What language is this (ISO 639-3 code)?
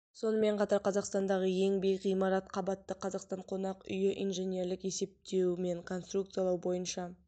kaz